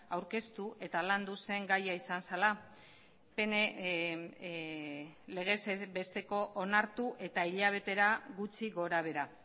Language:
Basque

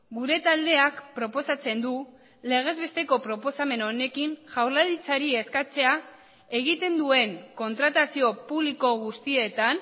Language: Basque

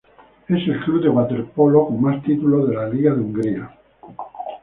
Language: Spanish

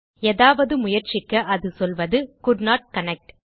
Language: Tamil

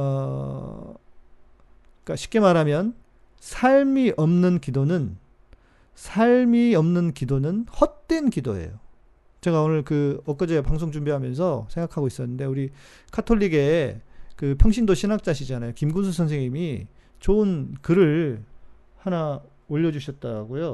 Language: Korean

